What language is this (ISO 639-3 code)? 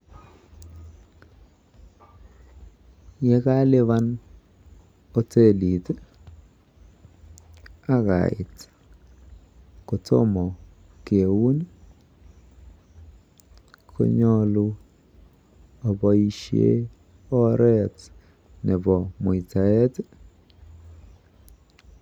kln